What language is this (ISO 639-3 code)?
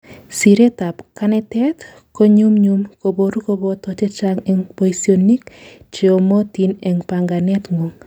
kln